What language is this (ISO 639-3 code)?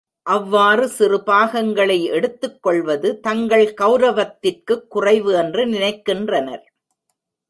tam